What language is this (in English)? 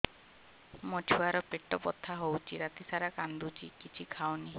Odia